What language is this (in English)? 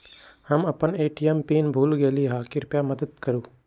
Magahi